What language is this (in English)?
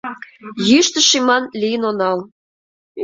Mari